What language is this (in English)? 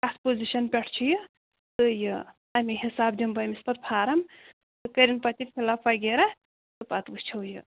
Kashmiri